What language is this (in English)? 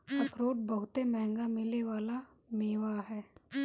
Bhojpuri